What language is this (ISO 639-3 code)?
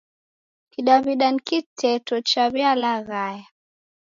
dav